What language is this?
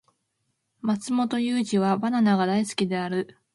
Japanese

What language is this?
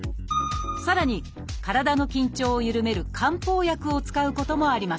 Japanese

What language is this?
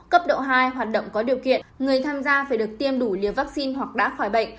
Vietnamese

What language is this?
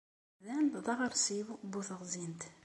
Kabyle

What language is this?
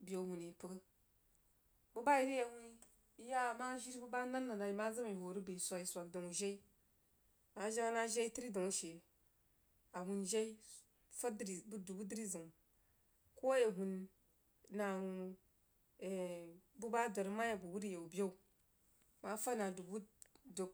Jiba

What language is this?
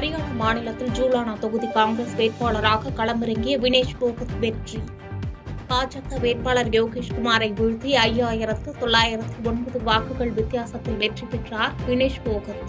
Tamil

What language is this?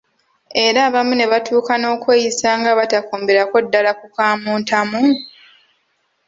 Ganda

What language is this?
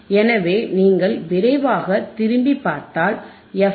Tamil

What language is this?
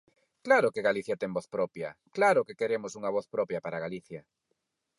Galician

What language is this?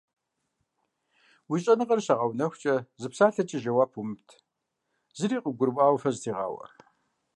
Kabardian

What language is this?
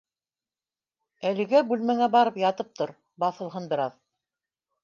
Bashkir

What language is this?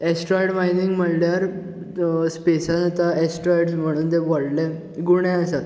Konkani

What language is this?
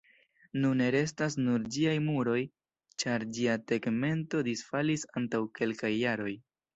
Esperanto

